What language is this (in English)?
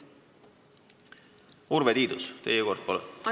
Estonian